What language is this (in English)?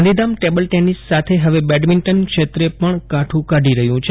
Gujarati